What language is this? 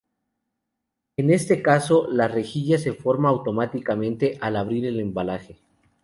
Spanish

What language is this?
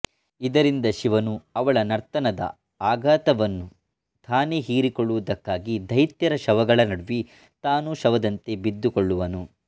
Kannada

